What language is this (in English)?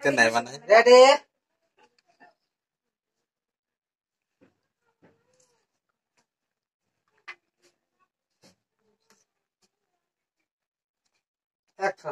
Thai